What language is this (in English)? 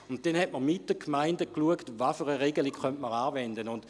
Swiss German